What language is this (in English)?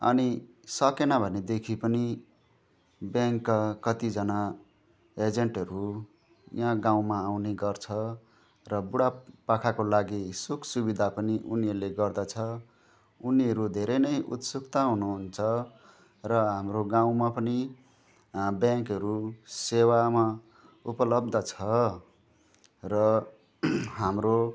Nepali